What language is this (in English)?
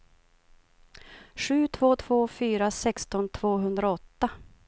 Swedish